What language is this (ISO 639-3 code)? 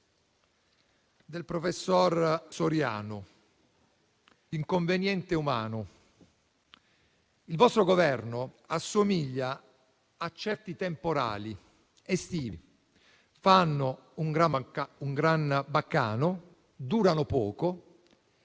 ita